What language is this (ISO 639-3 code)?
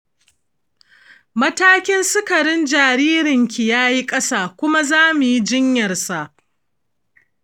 hau